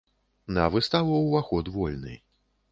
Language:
Belarusian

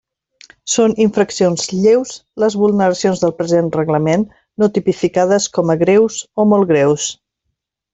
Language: Catalan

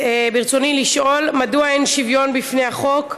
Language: Hebrew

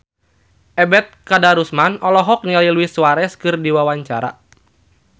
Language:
Sundanese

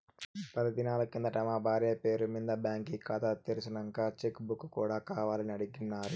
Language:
Telugu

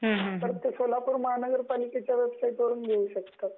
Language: Marathi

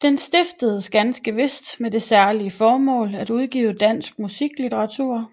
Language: Danish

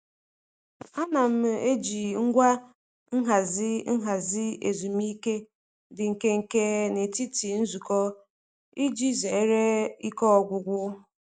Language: Igbo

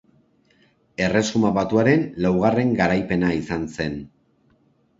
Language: Basque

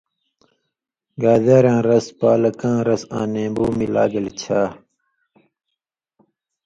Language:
Indus Kohistani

